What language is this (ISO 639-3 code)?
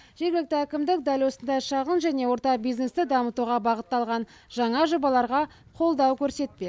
kaz